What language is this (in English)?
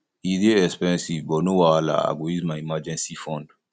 Nigerian Pidgin